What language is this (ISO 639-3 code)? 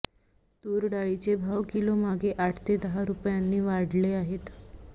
mar